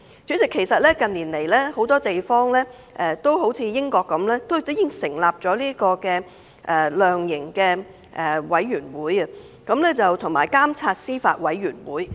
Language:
Cantonese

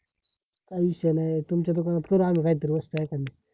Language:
Marathi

